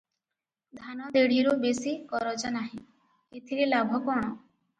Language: Odia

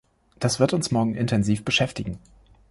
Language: German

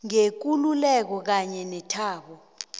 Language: South Ndebele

